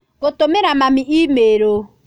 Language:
Kikuyu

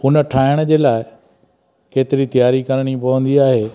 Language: Sindhi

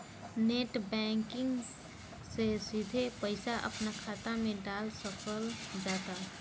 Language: Bhojpuri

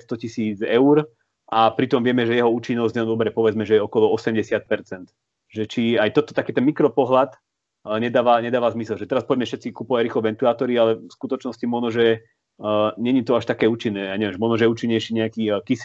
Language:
Slovak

